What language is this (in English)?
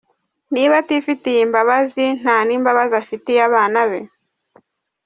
Kinyarwanda